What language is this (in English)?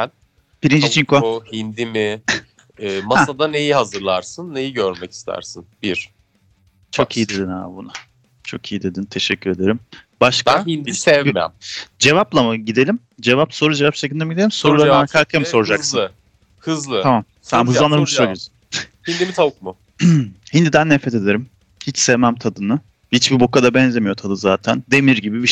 Turkish